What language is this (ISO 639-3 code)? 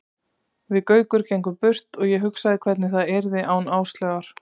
isl